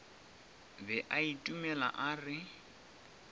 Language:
Northern Sotho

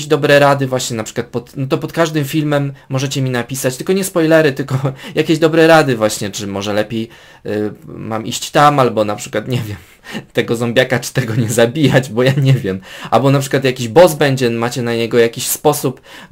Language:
Polish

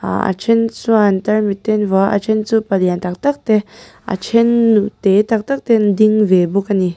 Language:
Mizo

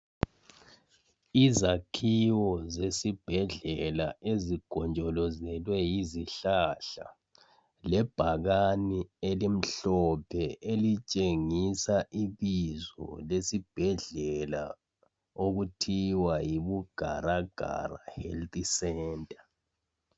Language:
North Ndebele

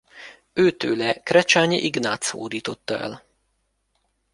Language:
Hungarian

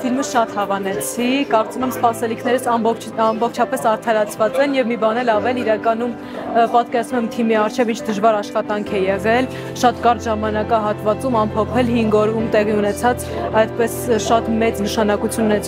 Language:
Turkish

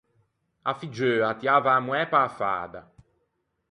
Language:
Ligurian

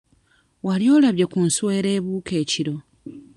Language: Ganda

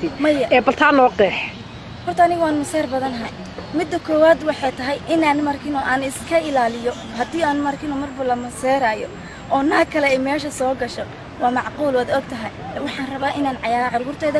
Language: Arabic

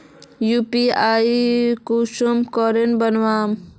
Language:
Magahi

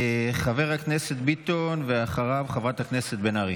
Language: Hebrew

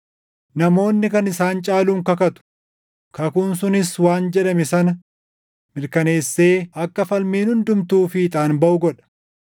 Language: Oromo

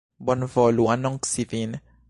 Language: Esperanto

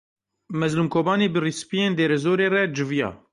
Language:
Kurdish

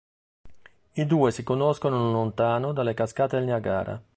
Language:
Italian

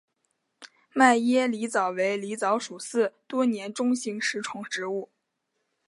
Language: Chinese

